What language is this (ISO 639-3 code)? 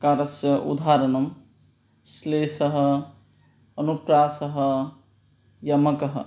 san